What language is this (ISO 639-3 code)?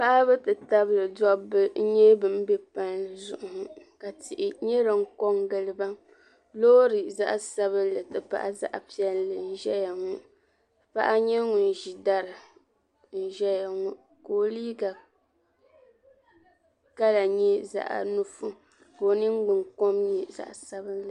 dag